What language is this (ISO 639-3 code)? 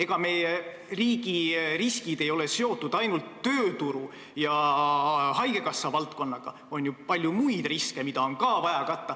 est